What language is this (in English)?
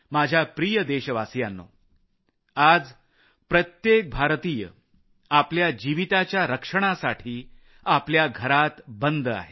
Marathi